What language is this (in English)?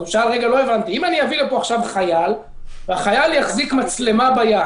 Hebrew